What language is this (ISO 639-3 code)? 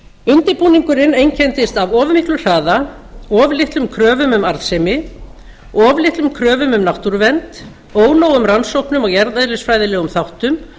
isl